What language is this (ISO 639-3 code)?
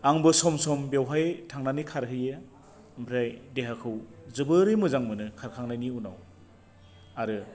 brx